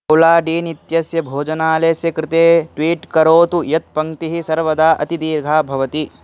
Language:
Sanskrit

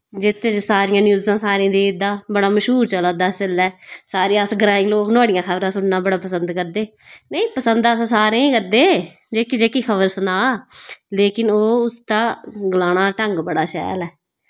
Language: Dogri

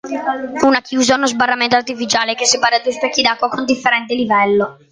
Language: Italian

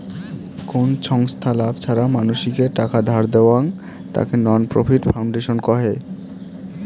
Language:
Bangla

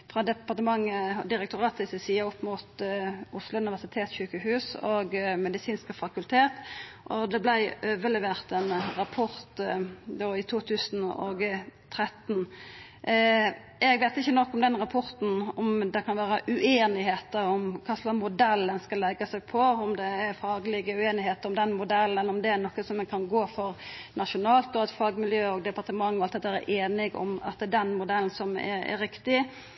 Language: Norwegian Nynorsk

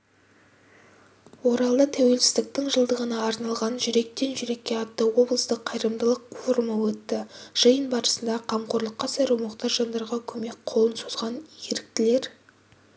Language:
Kazakh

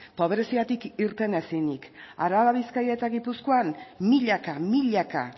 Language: Basque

